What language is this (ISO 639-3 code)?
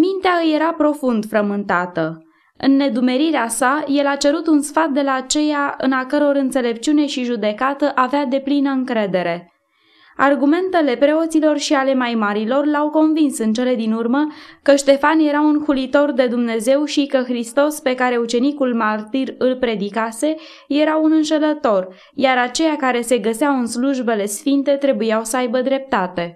ron